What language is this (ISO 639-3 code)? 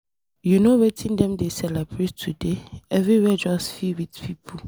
pcm